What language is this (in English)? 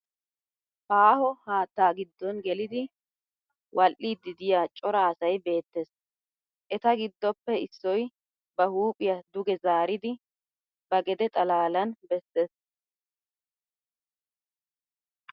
Wolaytta